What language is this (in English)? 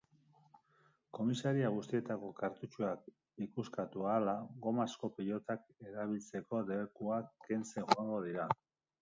Basque